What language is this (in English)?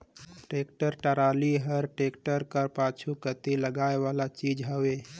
Chhattisgarhi